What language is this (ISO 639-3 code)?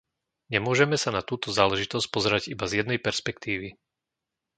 slk